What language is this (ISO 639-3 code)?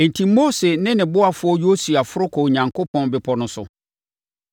aka